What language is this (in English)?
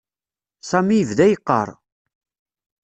Kabyle